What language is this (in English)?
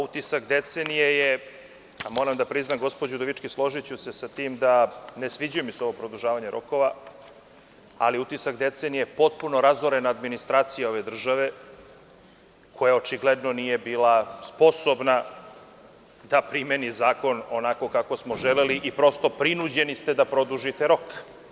Serbian